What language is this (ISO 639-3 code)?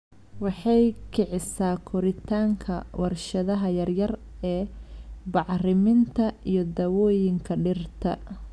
som